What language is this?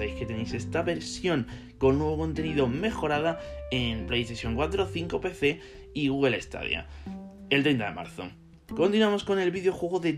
Spanish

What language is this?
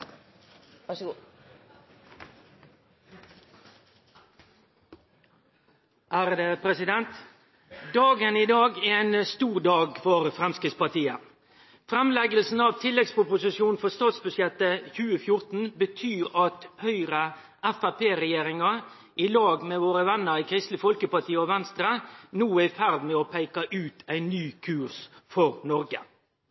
Norwegian Nynorsk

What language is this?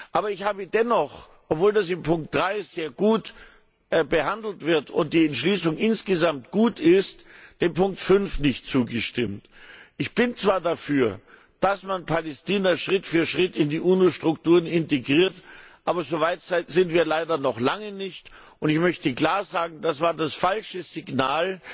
German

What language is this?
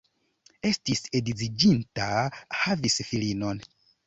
Esperanto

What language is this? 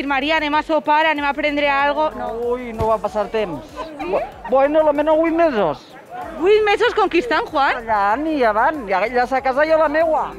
Spanish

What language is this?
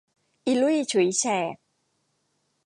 Thai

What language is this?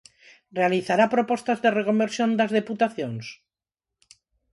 Galician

